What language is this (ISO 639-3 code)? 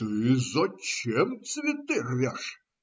rus